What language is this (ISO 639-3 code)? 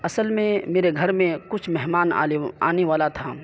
urd